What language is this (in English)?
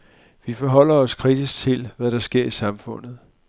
Danish